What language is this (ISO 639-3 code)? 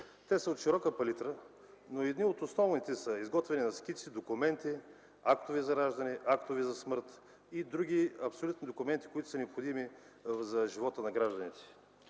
bul